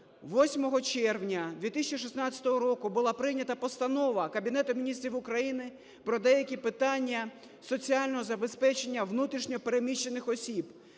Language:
Ukrainian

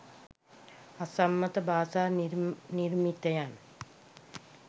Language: Sinhala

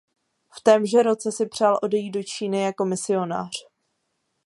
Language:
Czech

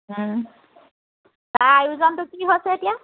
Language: Assamese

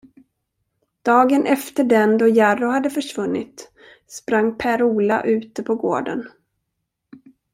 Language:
Swedish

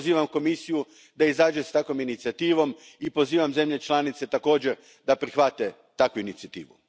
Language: Croatian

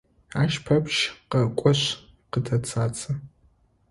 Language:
Adyghe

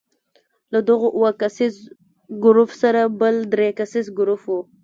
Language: Pashto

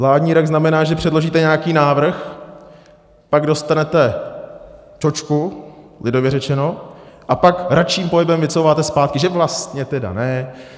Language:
Czech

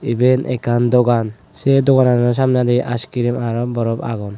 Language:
Chakma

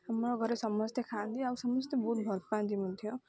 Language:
Odia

